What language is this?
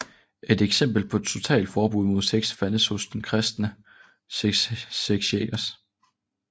Danish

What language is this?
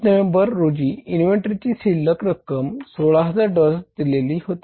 Marathi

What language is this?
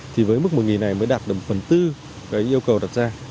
Vietnamese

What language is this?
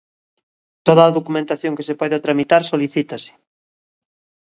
Galician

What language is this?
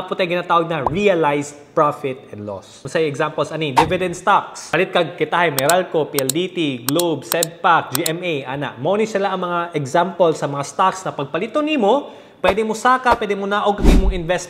Filipino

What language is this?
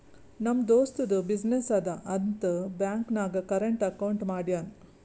Kannada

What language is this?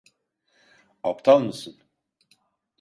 Turkish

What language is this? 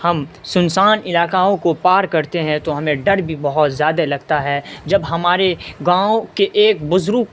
Urdu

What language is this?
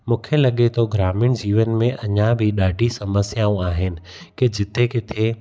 Sindhi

